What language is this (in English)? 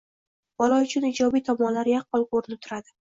Uzbek